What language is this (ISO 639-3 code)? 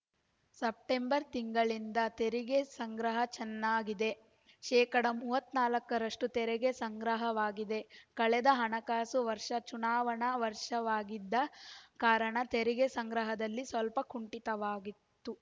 kan